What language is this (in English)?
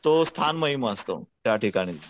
Marathi